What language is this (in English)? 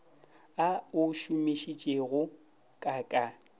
Northern Sotho